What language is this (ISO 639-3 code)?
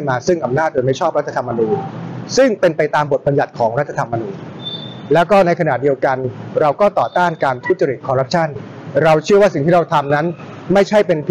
tha